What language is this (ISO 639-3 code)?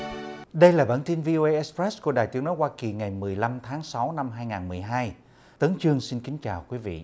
vie